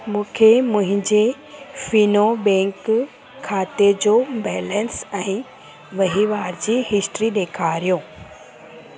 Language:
Sindhi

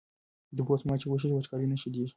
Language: Pashto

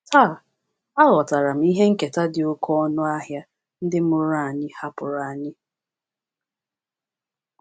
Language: Igbo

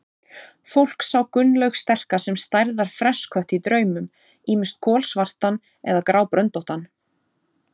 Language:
Icelandic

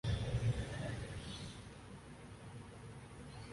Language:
Urdu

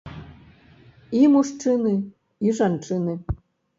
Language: Belarusian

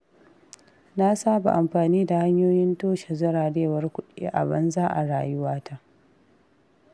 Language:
Hausa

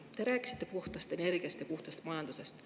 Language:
Estonian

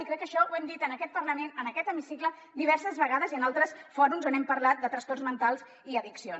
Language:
Catalan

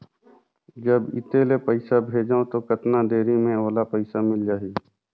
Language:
Chhattisgarhi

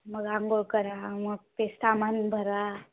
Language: Marathi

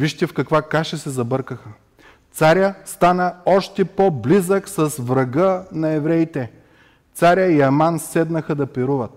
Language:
Bulgarian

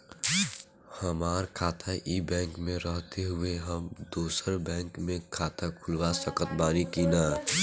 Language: Bhojpuri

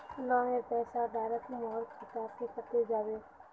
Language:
Magahi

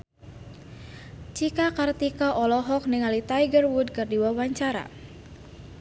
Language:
Sundanese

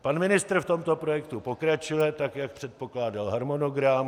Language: Czech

